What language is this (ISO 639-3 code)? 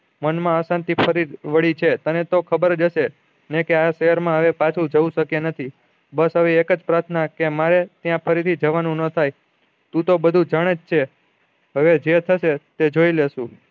guj